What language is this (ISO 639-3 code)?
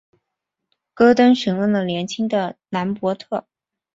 zho